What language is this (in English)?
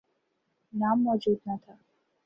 Urdu